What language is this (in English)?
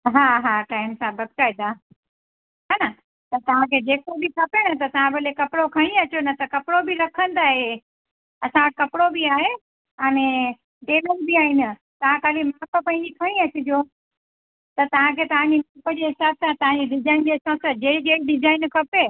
Sindhi